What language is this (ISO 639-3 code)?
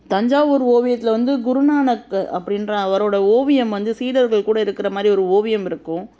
tam